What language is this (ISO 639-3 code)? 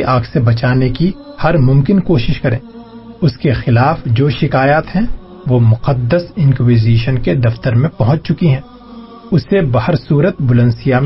urd